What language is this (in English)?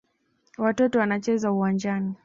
Swahili